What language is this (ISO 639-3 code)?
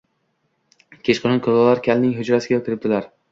uzb